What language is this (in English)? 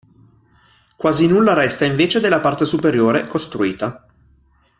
Italian